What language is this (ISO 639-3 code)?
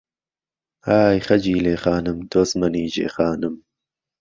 ckb